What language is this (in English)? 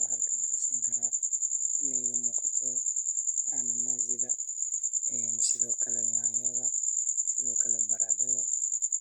Somali